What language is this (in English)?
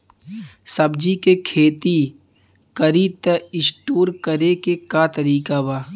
Bhojpuri